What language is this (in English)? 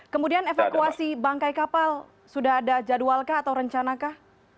Indonesian